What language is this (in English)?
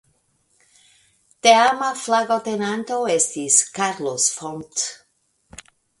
Esperanto